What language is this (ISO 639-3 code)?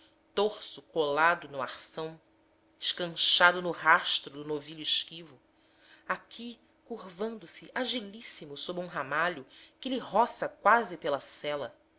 por